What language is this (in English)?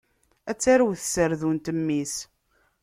Kabyle